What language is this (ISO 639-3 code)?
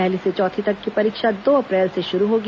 hin